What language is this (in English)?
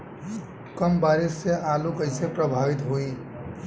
Bhojpuri